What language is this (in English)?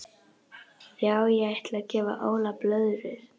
Icelandic